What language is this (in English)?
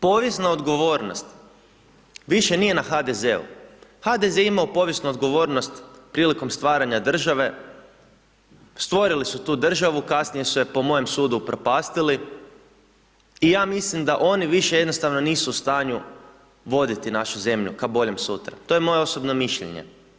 Croatian